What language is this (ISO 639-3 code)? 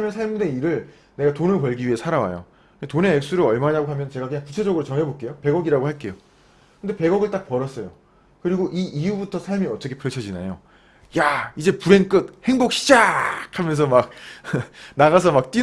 kor